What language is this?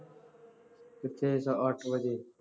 Punjabi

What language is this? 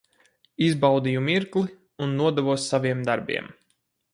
Latvian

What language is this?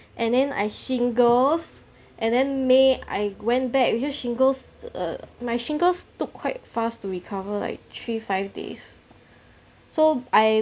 English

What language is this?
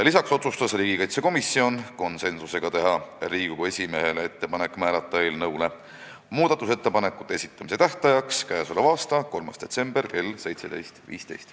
Estonian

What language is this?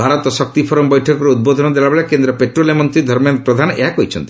Odia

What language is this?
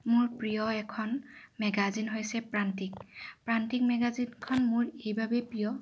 Assamese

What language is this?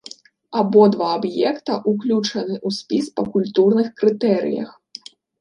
Belarusian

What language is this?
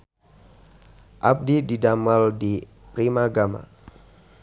Sundanese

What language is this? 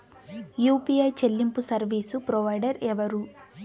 Telugu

